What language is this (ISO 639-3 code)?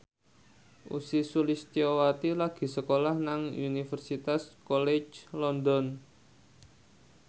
jav